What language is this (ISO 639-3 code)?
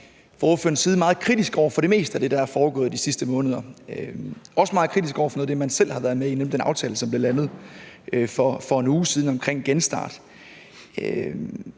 dan